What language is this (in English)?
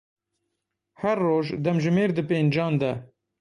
Kurdish